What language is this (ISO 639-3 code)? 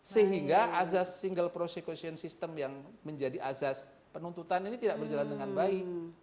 ind